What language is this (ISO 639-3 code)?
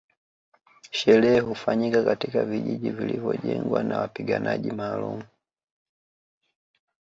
swa